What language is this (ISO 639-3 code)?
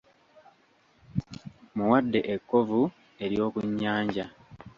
lug